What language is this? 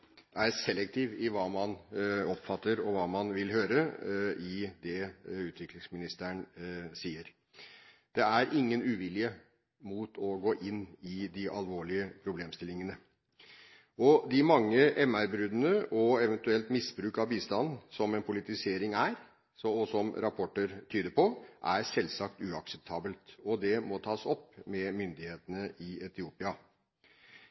Norwegian Bokmål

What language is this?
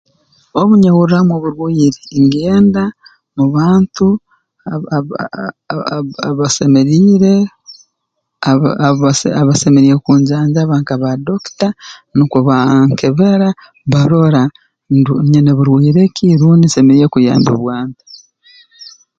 Tooro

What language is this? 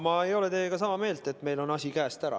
Estonian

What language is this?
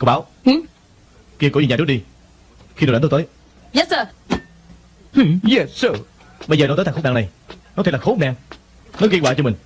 Vietnamese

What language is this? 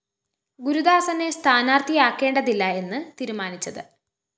Malayalam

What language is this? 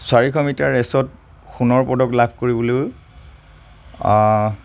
Assamese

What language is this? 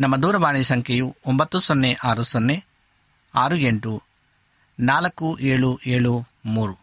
Kannada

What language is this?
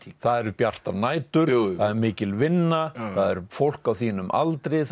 Icelandic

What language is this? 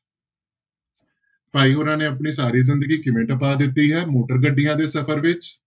Punjabi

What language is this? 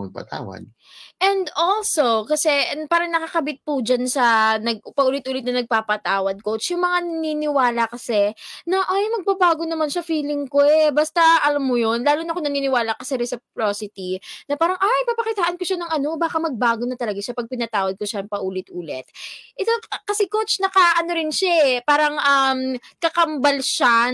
Filipino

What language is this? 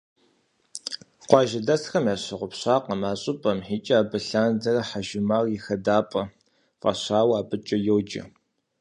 Kabardian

